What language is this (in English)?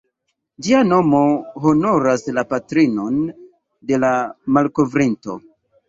Esperanto